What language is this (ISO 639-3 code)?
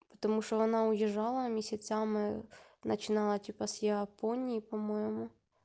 rus